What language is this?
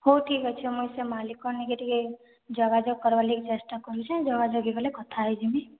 Odia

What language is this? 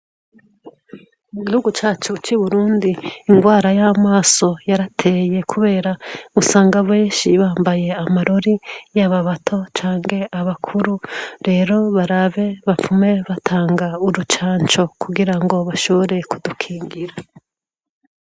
Rundi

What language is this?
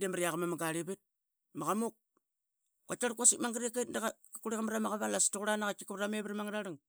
Qaqet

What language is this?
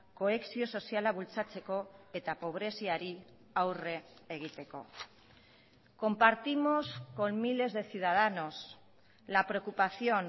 Basque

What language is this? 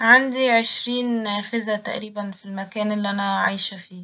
Egyptian Arabic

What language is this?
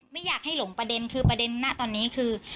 Thai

